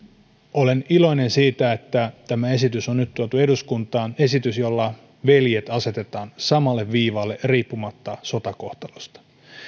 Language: Finnish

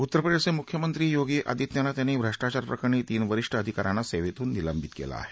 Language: Marathi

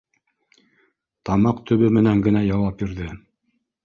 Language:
Bashkir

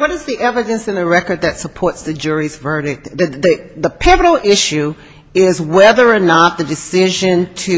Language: English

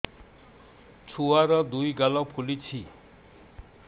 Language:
Odia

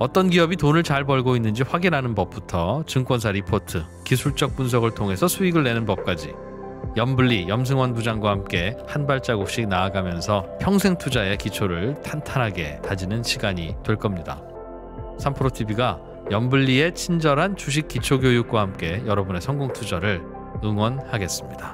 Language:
Korean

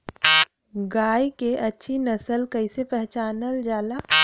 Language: Bhojpuri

